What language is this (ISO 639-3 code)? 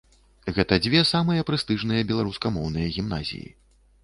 bel